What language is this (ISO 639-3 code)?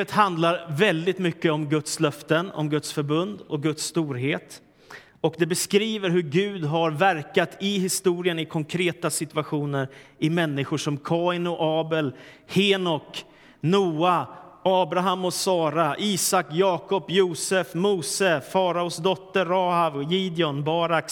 swe